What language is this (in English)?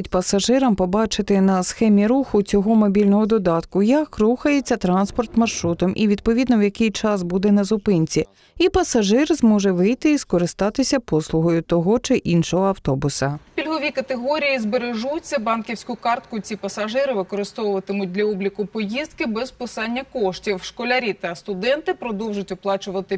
Ukrainian